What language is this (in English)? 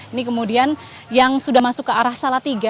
Indonesian